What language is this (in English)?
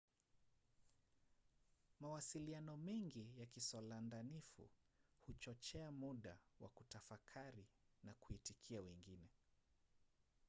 Swahili